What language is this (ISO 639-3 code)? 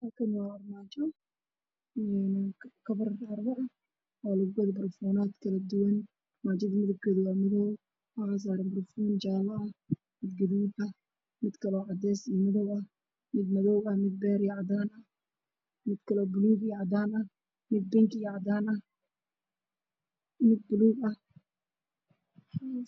som